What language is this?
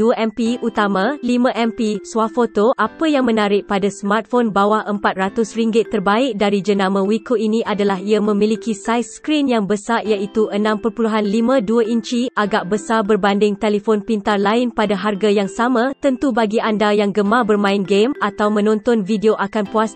Malay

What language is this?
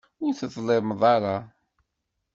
Kabyle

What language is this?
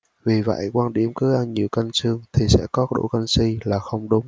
Vietnamese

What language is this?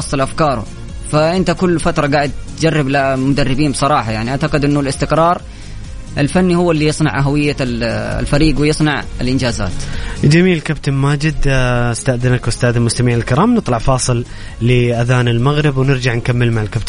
Arabic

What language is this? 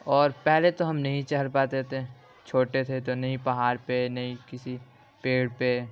Urdu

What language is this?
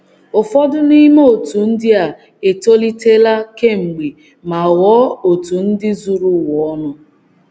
Igbo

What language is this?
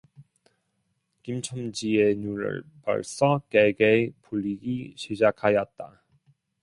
Korean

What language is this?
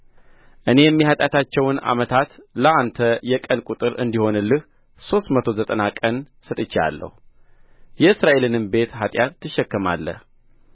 Amharic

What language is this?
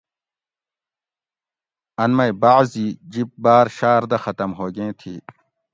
Gawri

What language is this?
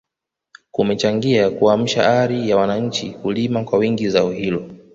Swahili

